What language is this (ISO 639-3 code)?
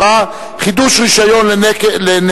heb